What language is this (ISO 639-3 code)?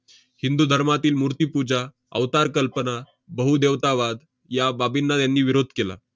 mar